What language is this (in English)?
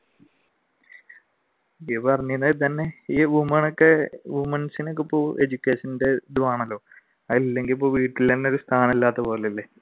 Malayalam